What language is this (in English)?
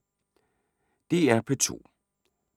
Danish